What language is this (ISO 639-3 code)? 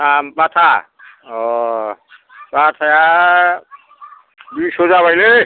brx